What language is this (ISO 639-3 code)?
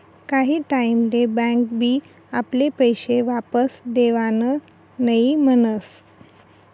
mar